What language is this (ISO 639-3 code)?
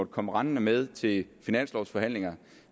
dan